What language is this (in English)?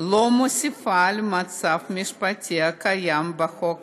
Hebrew